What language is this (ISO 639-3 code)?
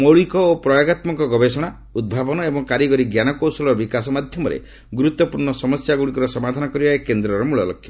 ori